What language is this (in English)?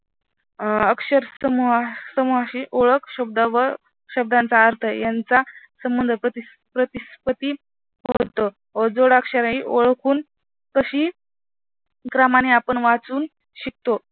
Marathi